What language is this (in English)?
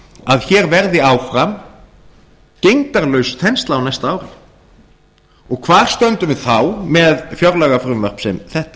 Icelandic